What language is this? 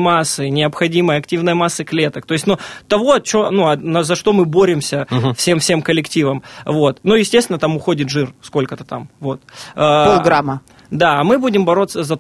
Russian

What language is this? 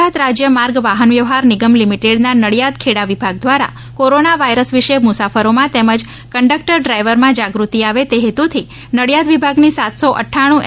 Gujarati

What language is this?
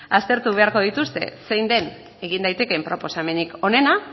Basque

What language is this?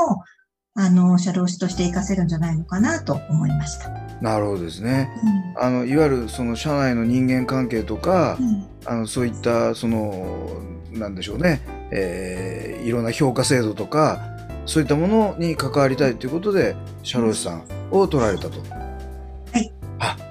Japanese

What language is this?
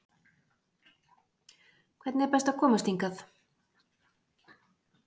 Icelandic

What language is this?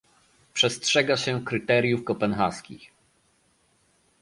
Polish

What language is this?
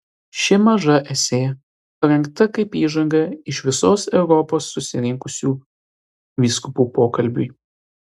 Lithuanian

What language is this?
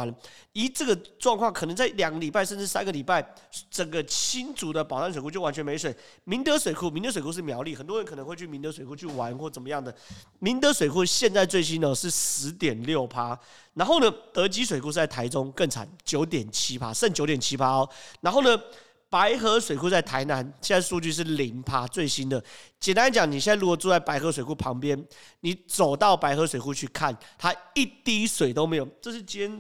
Chinese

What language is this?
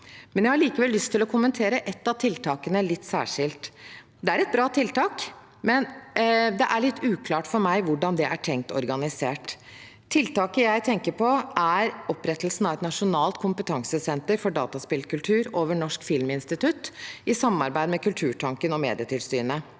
Norwegian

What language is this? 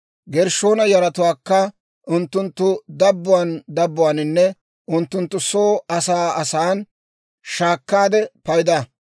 Dawro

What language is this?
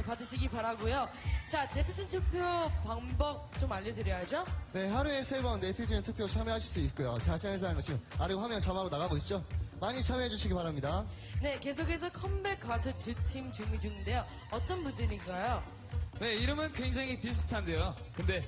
Korean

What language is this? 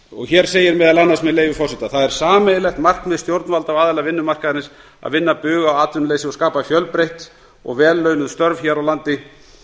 Icelandic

